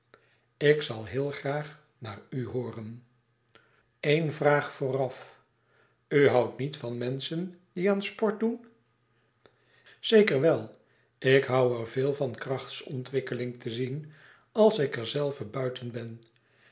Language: Dutch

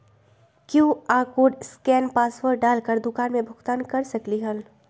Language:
Magahi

